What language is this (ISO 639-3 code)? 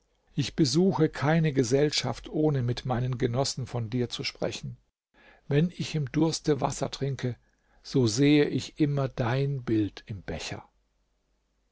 deu